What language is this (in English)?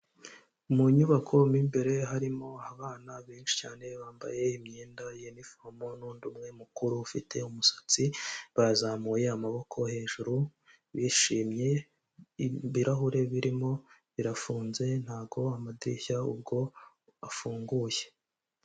Kinyarwanda